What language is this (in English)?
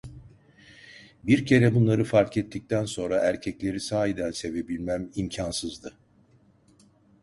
Turkish